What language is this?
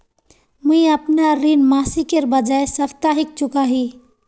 Magahi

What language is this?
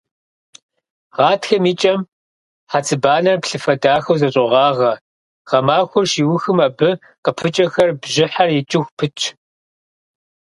Kabardian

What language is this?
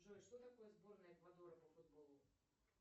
Russian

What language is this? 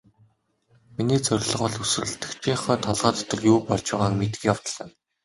Mongolian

